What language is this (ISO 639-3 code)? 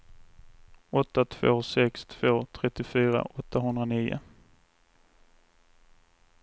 swe